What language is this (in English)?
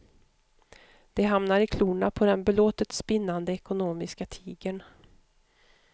Swedish